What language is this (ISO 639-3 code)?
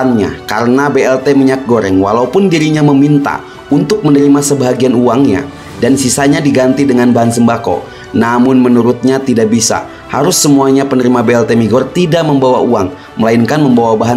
ind